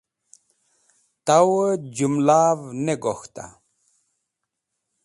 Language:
Wakhi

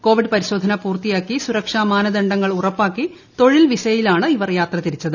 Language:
Malayalam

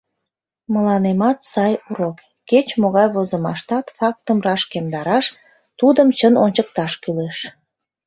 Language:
Mari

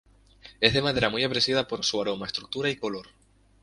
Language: Spanish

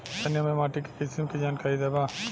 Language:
Bhojpuri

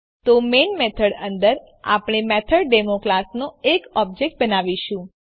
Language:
Gujarati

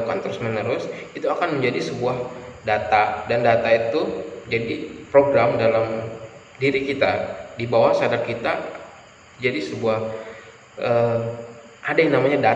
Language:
Indonesian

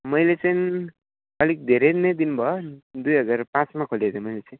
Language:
Nepali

